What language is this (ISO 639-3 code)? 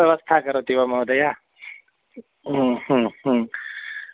san